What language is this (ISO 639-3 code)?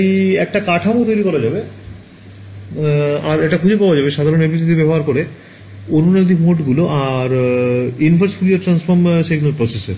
ben